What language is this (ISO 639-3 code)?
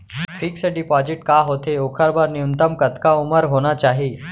hne